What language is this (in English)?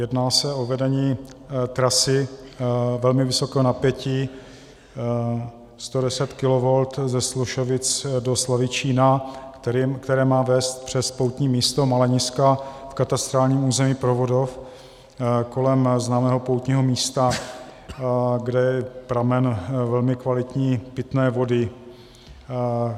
Czech